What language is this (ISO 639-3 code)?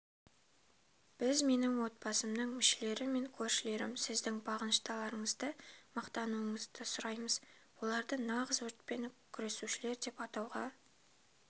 kaz